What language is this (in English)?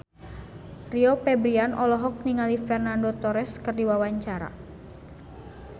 Sundanese